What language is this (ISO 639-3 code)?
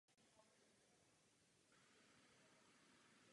ces